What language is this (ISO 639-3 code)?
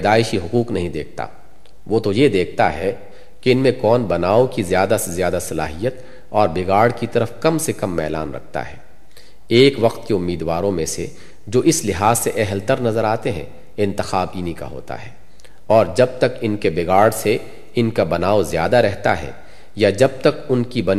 urd